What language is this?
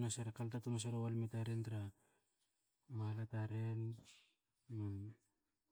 Hakö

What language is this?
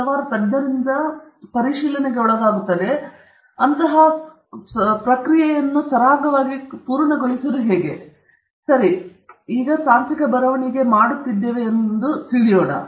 Kannada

